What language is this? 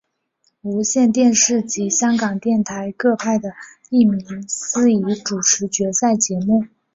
Chinese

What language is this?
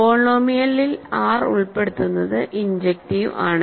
Malayalam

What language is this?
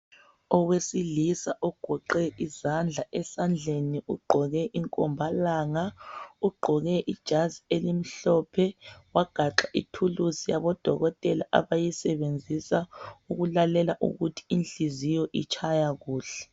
North Ndebele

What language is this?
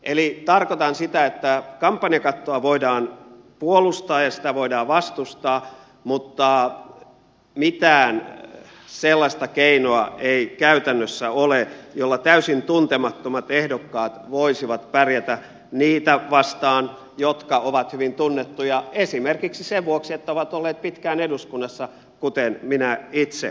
Finnish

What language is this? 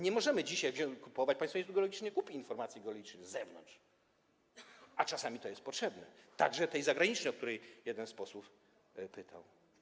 Polish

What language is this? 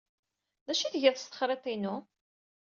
Kabyle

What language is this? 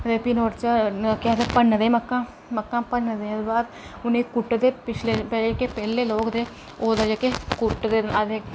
Dogri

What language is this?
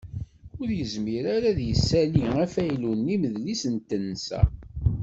Kabyle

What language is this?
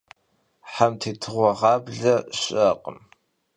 Kabardian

